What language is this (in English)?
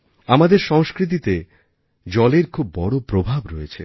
Bangla